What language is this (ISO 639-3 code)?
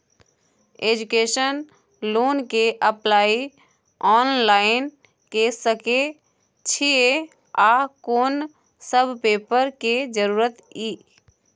mai